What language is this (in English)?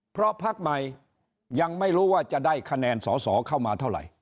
Thai